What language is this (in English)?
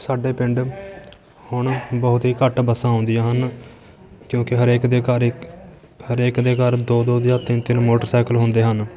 Punjabi